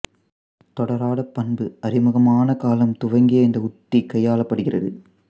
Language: Tamil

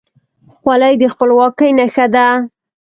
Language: Pashto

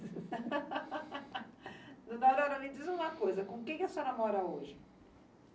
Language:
Portuguese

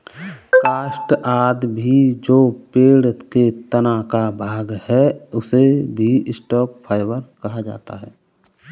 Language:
Hindi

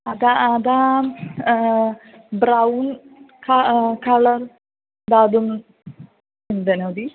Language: Sanskrit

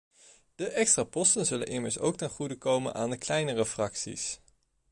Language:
Dutch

